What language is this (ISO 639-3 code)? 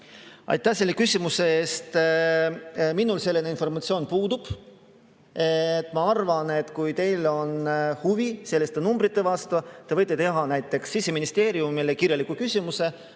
est